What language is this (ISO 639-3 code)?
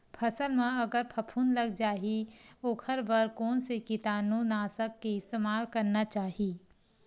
hne